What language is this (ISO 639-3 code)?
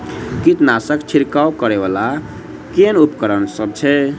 mai